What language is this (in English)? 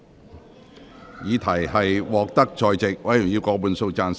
Cantonese